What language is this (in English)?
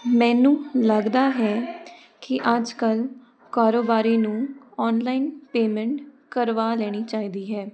Punjabi